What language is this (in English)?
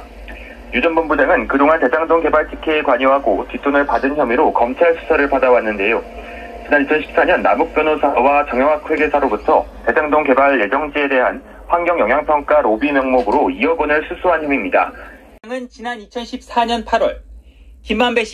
Korean